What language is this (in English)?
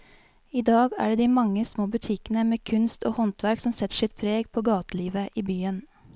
Norwegian